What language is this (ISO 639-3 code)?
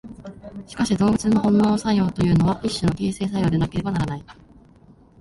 jpn